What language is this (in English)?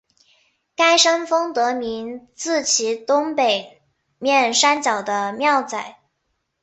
Chinese